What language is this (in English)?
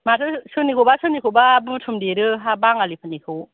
Bodo